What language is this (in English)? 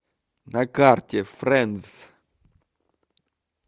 Russian